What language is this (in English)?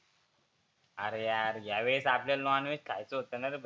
Marathi